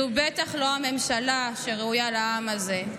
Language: Hebrew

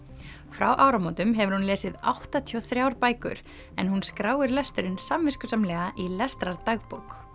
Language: Icelandic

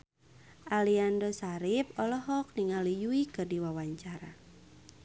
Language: Sundanese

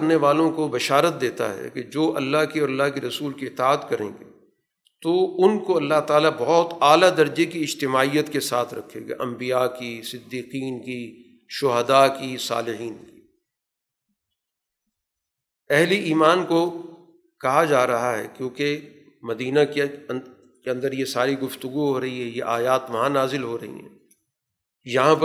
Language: Urdu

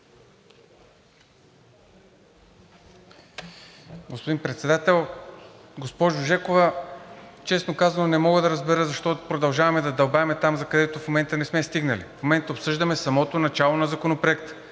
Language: Bulgarian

